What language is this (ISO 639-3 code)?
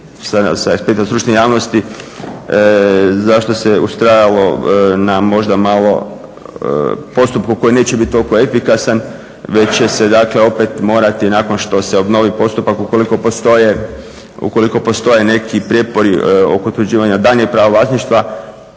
hrv